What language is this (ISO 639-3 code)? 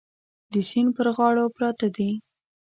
pus